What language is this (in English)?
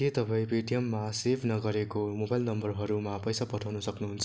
Nepali